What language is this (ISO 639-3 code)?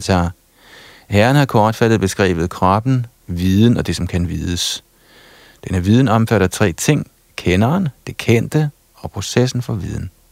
dan